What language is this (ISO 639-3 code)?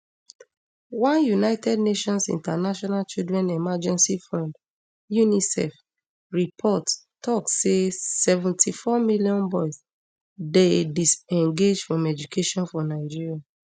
pcm